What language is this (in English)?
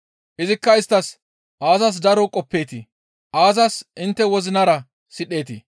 Gamo